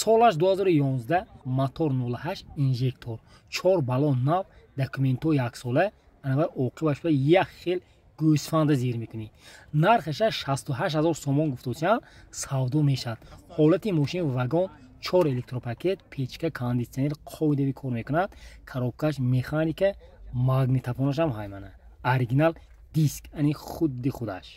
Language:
Turkish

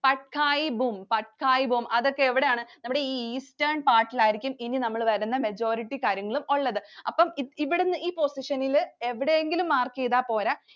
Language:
Malayalam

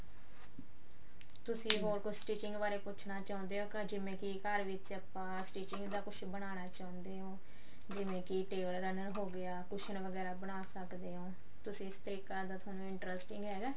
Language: Punjabi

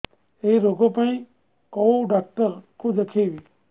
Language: Odia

